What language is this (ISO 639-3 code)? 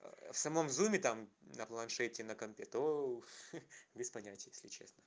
rus